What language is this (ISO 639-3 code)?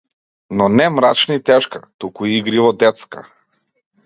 mkd